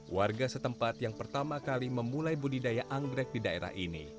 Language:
Indonesian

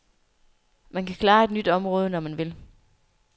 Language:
Danish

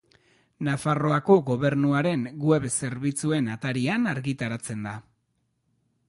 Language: Basque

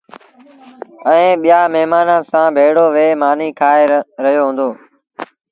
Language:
Sindhi Bhil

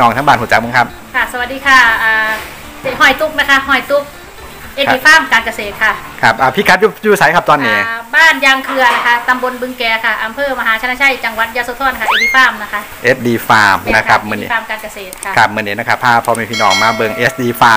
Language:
Thai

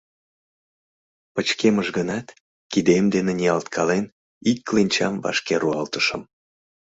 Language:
Mari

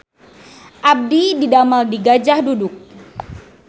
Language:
Sundanese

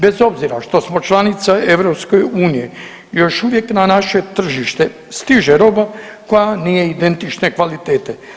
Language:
Croatian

